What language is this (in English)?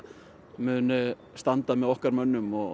Icelandic